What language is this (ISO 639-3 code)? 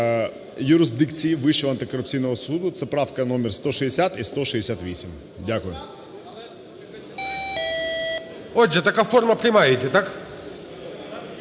ukr